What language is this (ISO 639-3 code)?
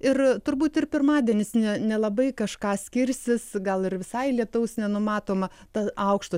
lit